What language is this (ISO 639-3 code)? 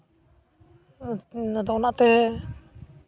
sat